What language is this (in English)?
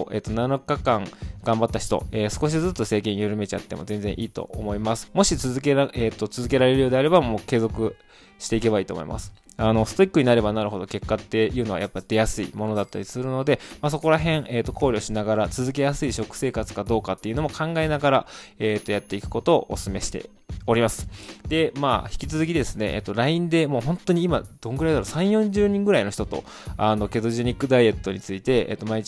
Japanese